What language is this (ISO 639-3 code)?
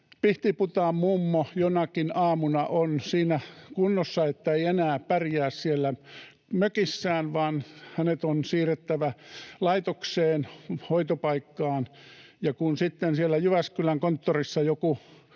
fin